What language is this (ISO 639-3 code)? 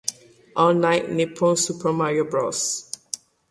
ita